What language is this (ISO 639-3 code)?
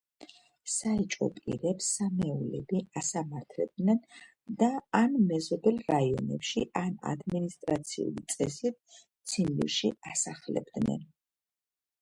kat